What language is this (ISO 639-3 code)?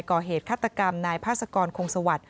tha